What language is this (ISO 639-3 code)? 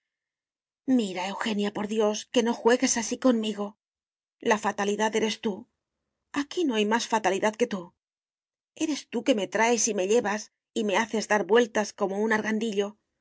spa